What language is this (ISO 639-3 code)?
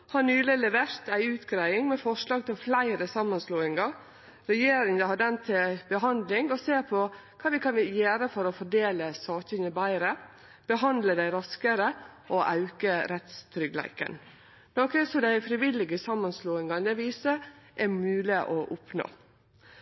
nno